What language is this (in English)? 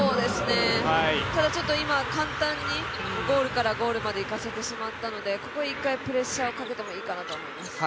Japanese